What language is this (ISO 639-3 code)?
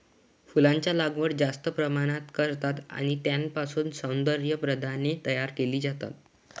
mar